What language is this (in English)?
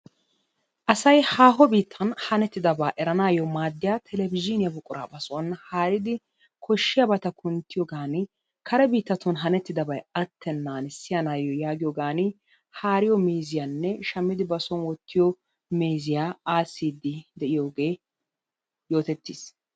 Wolaytta